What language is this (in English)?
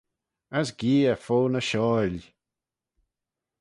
Manx